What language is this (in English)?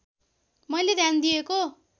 Nepali